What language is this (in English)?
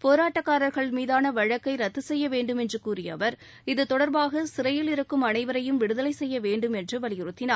Tamil